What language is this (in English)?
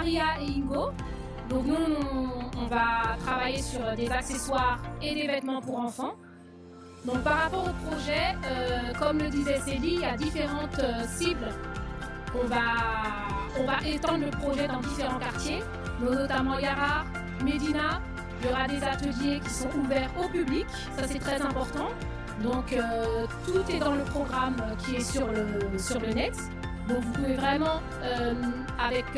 French